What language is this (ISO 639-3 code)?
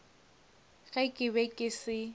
nso